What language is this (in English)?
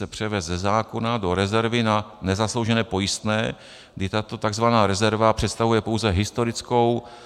Czech